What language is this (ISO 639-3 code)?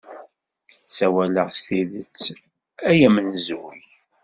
kab